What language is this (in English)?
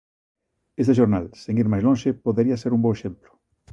Galician